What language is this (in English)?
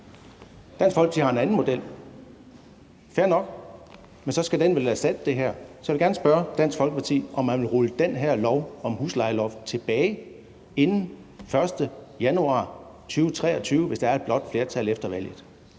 Danish